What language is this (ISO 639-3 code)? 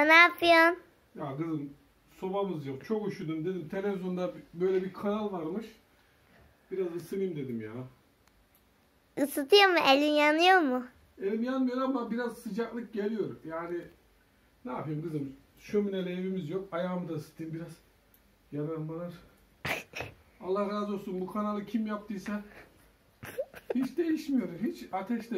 tur